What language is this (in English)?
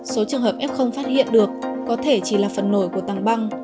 Vietnamese